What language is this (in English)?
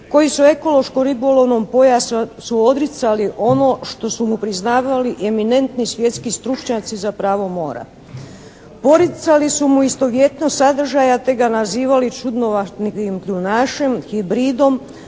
Croatian